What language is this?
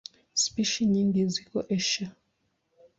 Swahili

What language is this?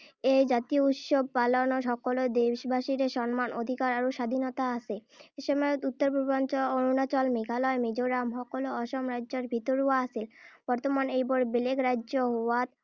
Assamese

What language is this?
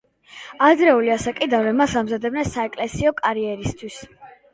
Georgian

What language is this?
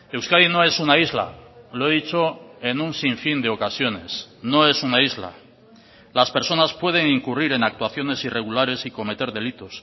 Spanish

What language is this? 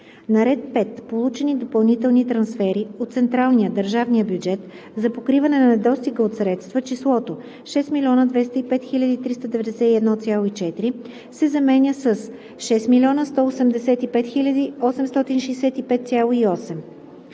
Bulgarian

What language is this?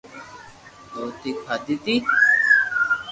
Loarki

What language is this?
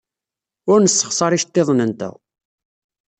Kabyle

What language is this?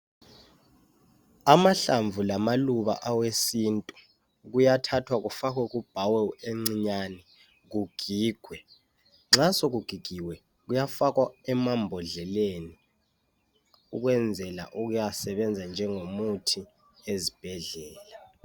North Ndebele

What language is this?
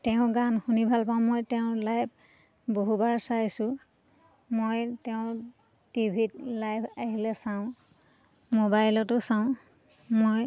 Assamese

